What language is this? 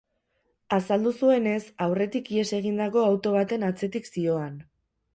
Basque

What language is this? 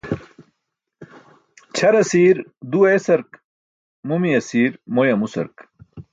Burushaski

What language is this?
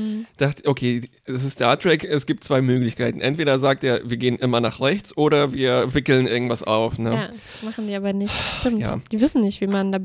German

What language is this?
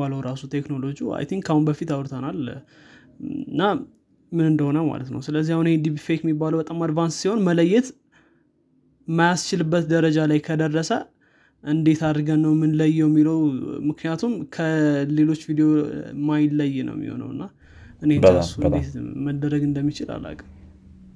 Amharic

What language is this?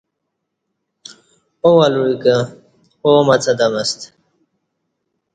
Kati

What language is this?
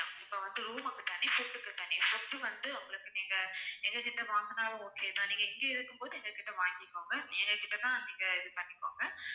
Tamil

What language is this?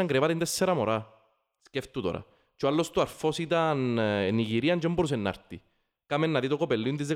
Greek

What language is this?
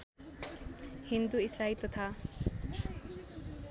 Nepali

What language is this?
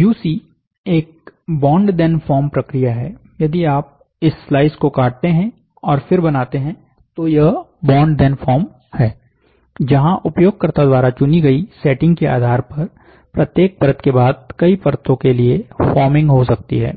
Hindi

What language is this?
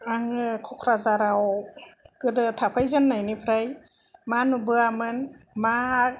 Bodo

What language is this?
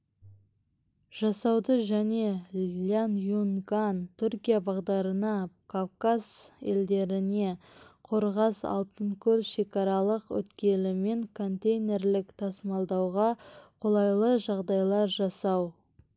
Kazakh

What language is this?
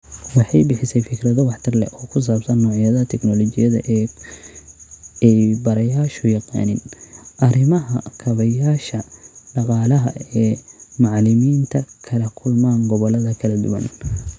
Somali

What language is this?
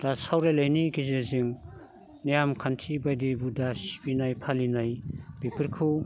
Bodo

